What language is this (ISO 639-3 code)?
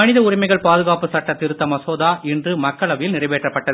tam